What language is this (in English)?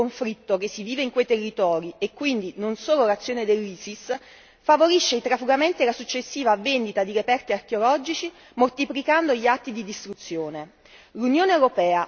Italian